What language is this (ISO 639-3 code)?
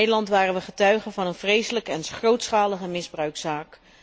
nld